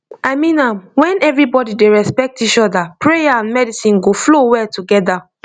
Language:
Nigerian Pidgin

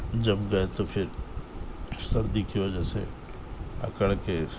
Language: Urdu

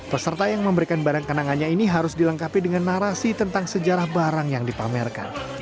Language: Indonesian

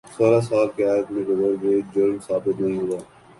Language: Urdu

